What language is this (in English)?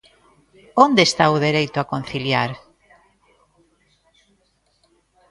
Galician